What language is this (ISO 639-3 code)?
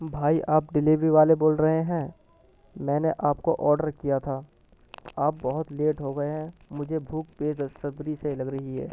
urd